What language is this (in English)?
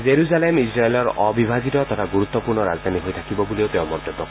Assamese